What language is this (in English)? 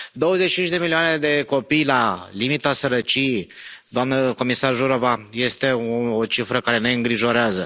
Romanian